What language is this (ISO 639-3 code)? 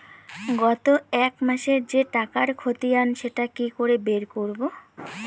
ben